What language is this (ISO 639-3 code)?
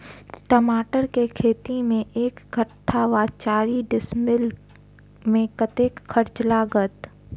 mai